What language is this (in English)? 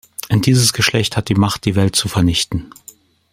German